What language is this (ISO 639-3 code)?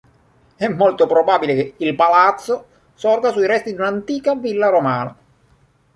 ita